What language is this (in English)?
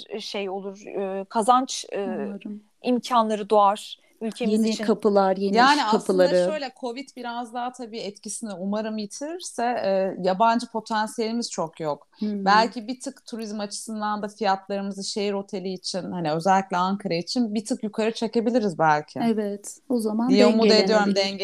Turkish